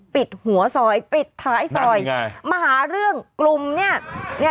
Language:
Thai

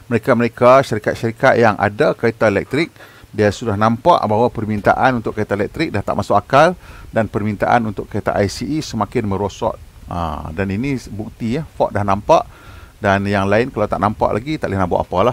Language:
Malay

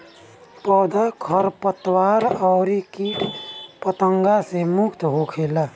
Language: Bhojpuri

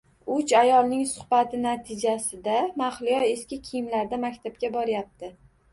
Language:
Uzbek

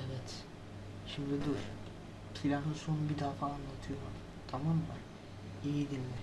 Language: Turkish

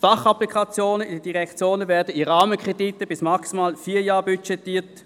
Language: Swiss German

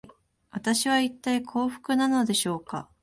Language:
Japanese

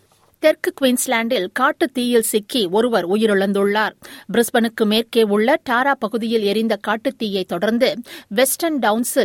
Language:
Tamil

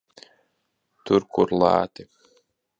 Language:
Latvian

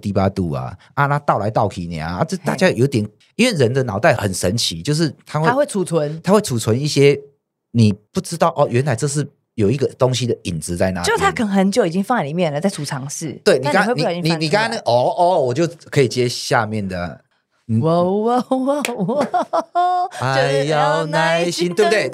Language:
Chinese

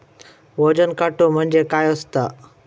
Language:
Marathi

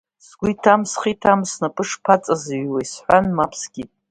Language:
Abkhazian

